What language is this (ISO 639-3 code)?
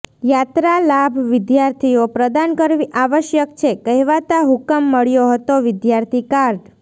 guj